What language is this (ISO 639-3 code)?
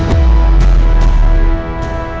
ind